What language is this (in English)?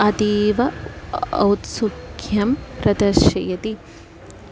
Sanskrit